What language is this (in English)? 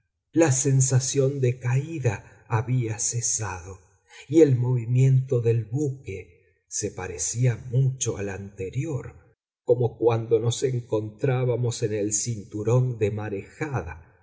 Spanish